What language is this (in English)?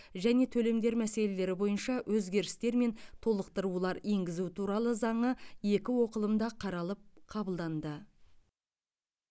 Kazakh